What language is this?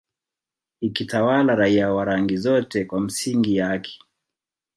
Swahili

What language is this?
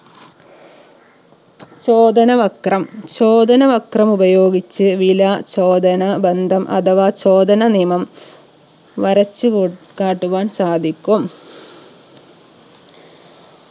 Malayalam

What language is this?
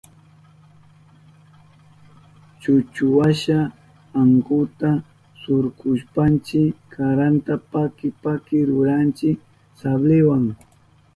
Southern Pastaza Quechua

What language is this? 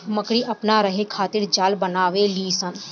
Bhojpuri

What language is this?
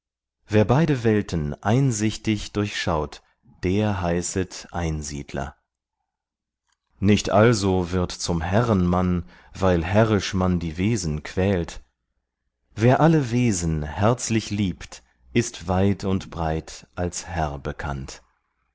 German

